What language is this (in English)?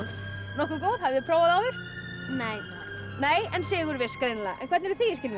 Icelandic